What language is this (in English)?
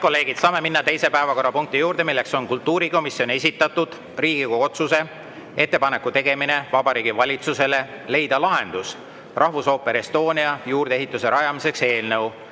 Estonian